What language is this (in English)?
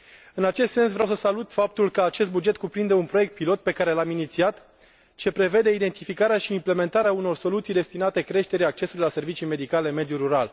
Romanian